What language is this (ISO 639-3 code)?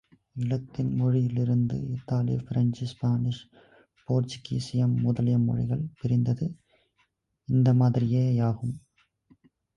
tam